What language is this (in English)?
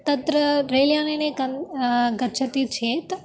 Sanskrit